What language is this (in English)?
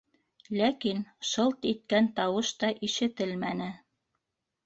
Bashkir